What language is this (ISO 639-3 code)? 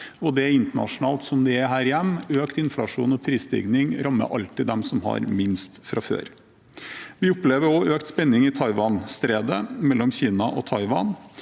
nor